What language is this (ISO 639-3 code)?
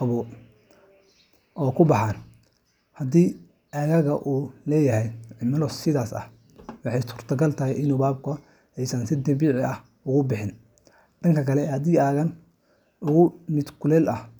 som